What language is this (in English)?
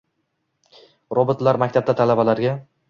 Uzbek